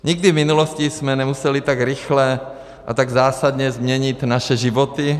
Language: Czech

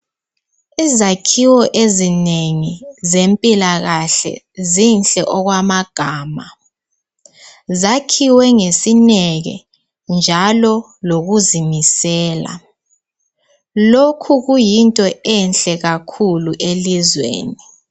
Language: North Ndebele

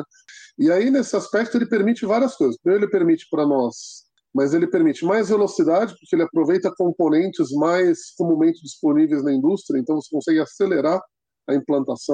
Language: Portuguese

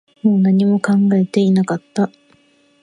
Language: Japanese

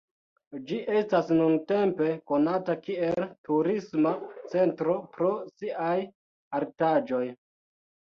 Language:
Esperanto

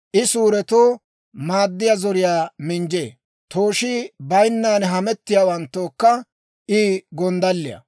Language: Dawro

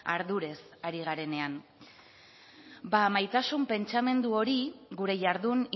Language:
Basque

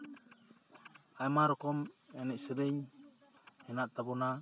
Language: Santali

